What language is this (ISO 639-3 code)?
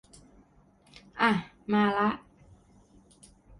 tha